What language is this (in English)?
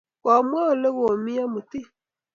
Kalenjin